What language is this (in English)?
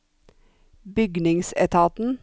Norwegian